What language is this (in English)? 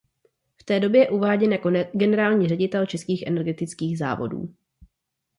Czech